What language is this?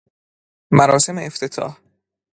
Persian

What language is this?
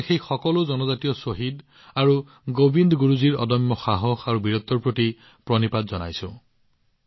Assamese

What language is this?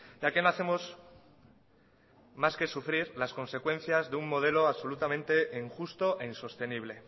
Spanish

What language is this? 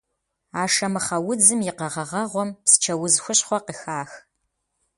Kabardian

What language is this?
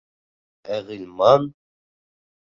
Bashkir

